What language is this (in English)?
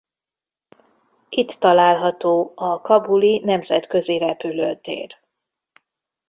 Hungarian